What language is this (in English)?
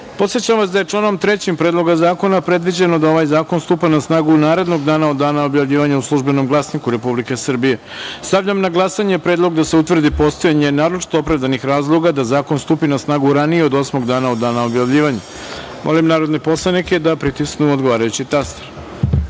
Serbian